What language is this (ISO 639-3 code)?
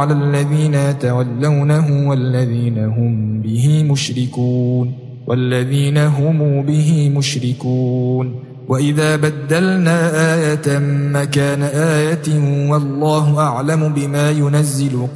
ara